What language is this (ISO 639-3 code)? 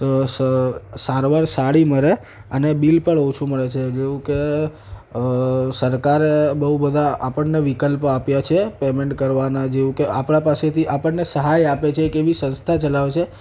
guj